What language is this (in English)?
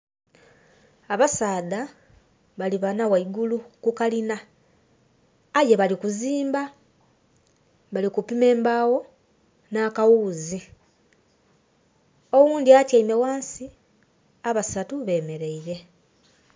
Soga